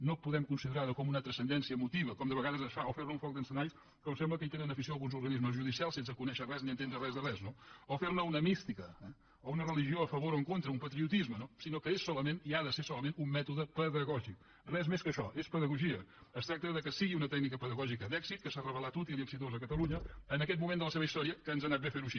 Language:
Catalan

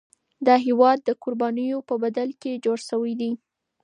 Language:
Pashto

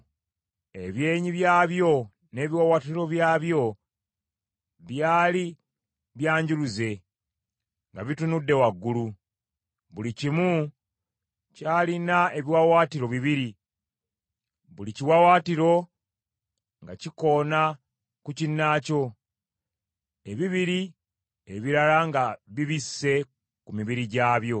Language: Ganda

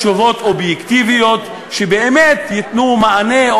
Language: Hebrew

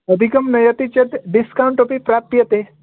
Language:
Sanskrit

